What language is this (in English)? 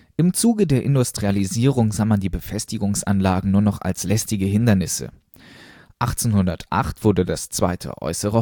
German